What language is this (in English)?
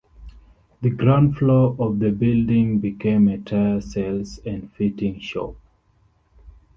English